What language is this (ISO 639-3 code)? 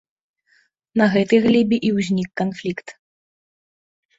bel